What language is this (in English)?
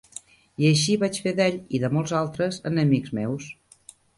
Catalan